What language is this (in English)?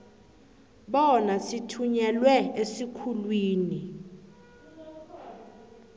South Ndebele